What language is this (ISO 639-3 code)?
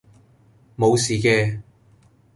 yue